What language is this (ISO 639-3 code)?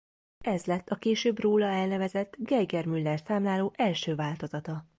hun